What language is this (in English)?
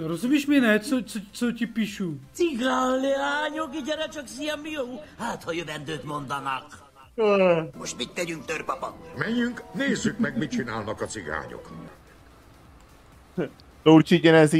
Czech